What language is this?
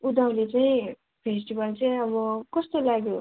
Nepali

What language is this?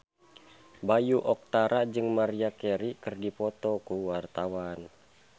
Sundanese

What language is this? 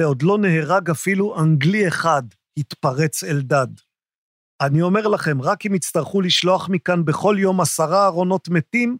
Hebrew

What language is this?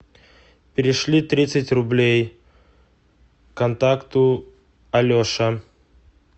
Russian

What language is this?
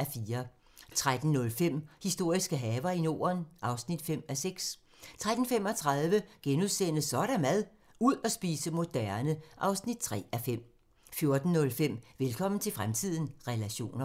Danish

